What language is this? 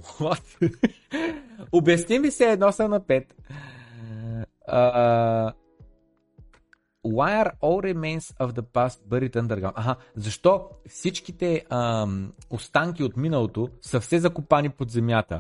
Bulgarian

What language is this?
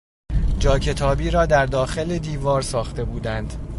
Persian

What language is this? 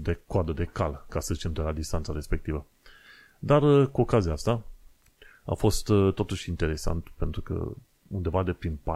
Romanian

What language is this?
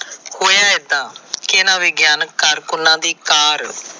Punjabi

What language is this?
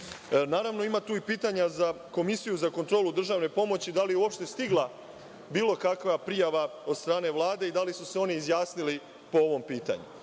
Serbian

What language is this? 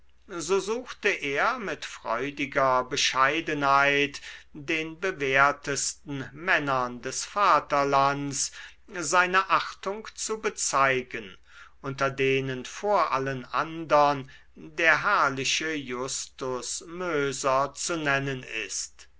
German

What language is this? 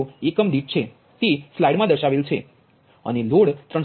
Gujarati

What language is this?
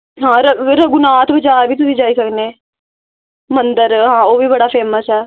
Dogri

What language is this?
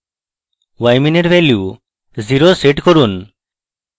Bangla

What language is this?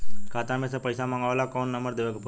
Bhojpuri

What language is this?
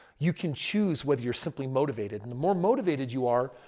English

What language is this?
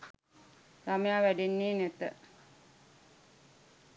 Sinhala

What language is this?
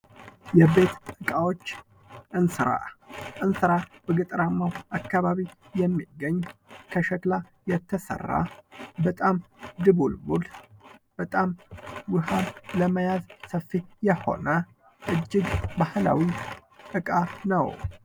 Amharic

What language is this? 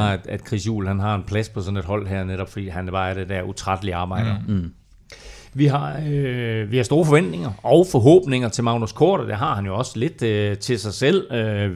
Danish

